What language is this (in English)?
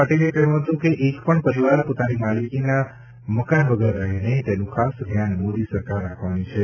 Gujarati